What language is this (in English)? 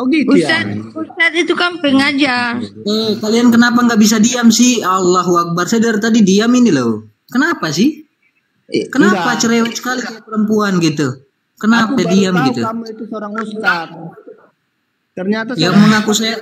Indonesian